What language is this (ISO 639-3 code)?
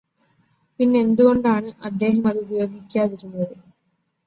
mal